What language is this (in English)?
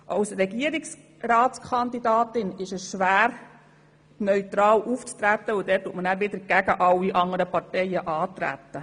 Swiss German